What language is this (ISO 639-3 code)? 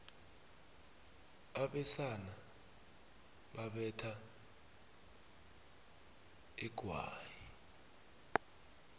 nbl